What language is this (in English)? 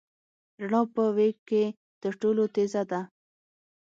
Pashto